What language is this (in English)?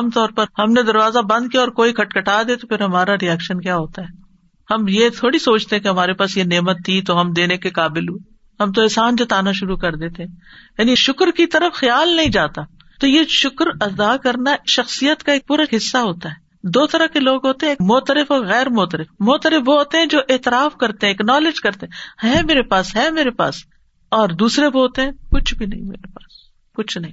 Urdu